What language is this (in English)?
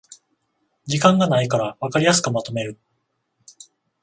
Japanese